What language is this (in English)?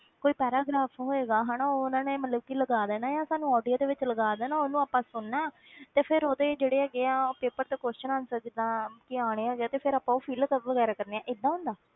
Punjabi